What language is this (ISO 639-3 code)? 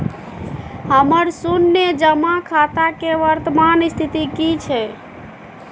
mai